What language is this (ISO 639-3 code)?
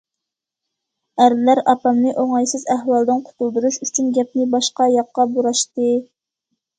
uig